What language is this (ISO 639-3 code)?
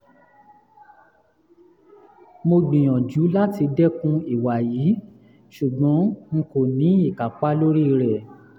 yor